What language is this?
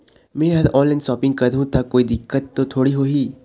Chhattisgarhi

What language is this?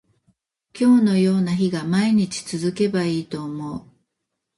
Japanese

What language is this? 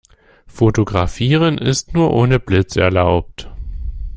German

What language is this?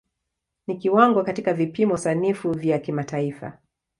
Swahili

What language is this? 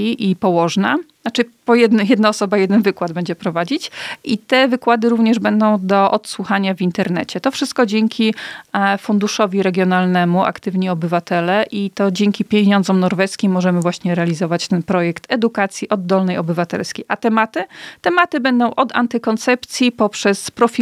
Polish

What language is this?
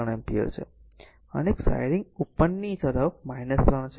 Gujarati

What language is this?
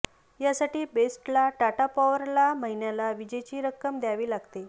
Marathi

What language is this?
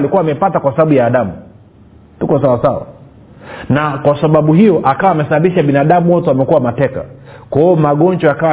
Swahili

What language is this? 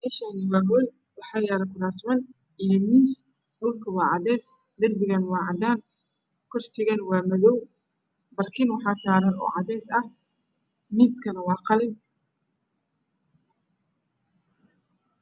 Somali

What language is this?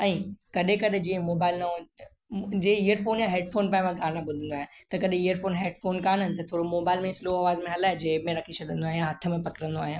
Sindhi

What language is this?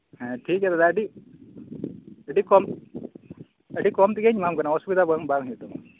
Santali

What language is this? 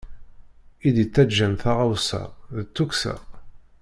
Kabyle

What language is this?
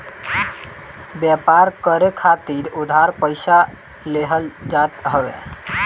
Bhojpuri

